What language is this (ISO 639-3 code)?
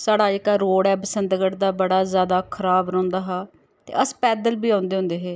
doi